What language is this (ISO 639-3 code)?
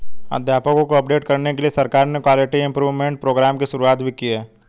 hin